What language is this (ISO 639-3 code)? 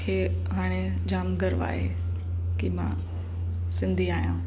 snd